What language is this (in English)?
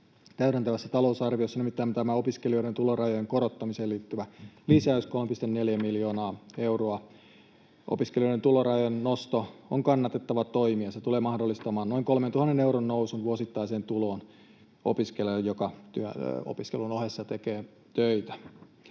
Finnish